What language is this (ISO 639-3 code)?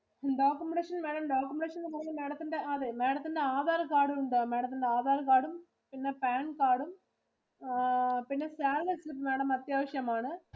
mal